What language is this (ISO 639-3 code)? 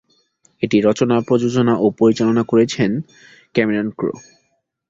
ben